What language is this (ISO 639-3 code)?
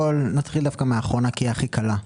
heb